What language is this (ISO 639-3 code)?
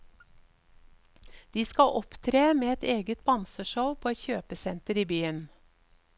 nor